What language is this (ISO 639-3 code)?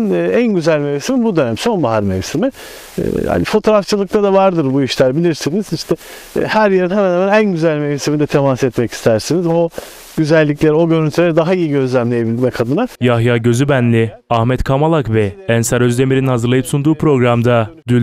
tur